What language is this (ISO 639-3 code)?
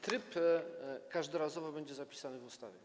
pol